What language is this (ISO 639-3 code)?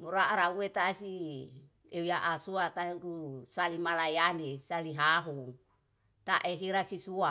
jal